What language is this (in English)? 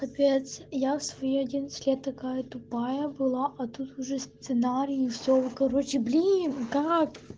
Russian